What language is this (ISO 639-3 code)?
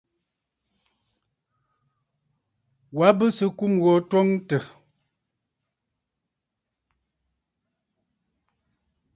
bfd